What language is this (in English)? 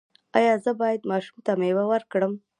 Pashto